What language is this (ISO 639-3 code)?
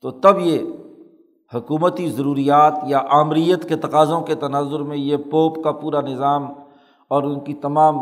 urd